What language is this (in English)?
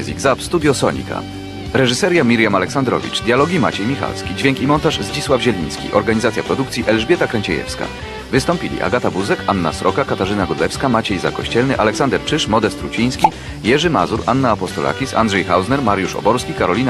Polish